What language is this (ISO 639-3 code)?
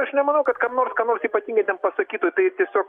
lit